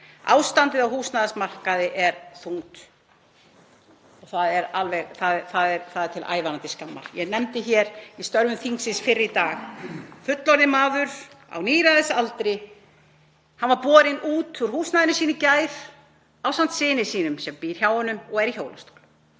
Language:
Icelandic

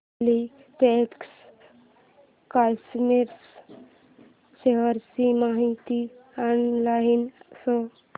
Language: Marathi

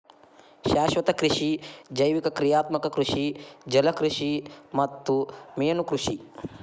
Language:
Kannada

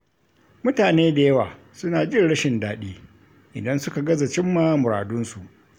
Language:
Hausa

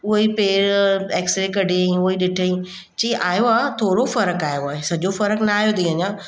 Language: Sindhi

